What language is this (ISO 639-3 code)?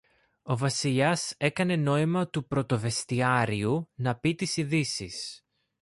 ell